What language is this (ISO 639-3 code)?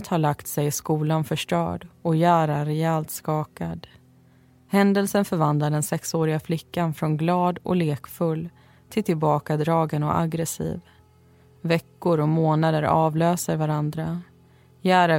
swe